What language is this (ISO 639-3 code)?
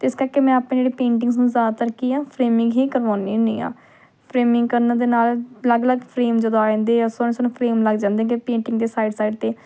pan